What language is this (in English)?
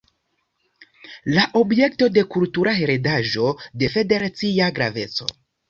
Esperanto